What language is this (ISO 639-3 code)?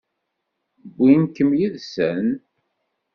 kab